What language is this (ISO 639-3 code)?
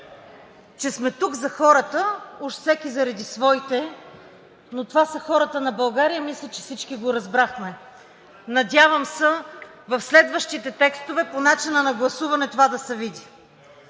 bul